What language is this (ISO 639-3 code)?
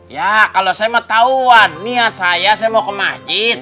ind